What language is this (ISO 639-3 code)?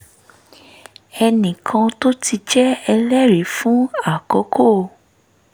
yor